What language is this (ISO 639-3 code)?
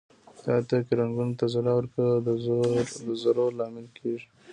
pus